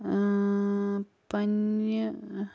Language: Kashmiri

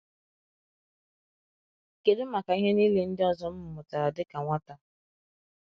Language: Igbo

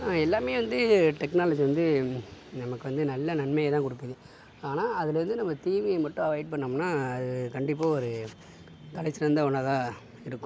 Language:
Tamil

